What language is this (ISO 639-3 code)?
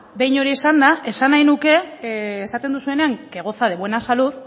eus